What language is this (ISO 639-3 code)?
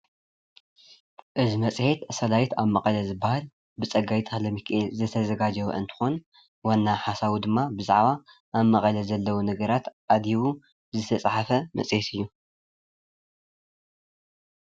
tir